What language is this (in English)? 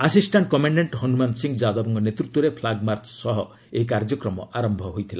Odia